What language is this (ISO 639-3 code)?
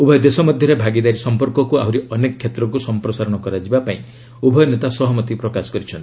ori